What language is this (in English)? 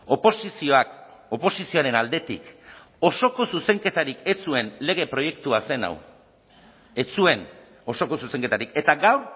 Basque